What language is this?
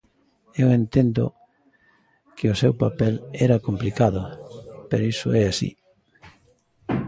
Galician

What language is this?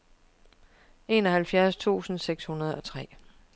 Danish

